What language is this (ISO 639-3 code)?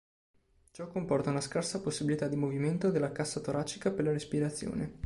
ita